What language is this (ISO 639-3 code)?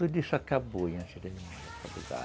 por